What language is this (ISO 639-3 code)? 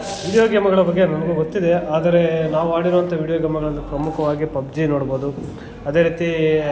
kan